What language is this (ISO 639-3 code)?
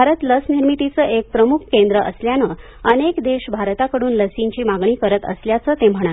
mar